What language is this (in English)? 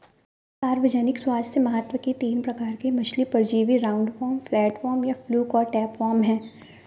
Hindi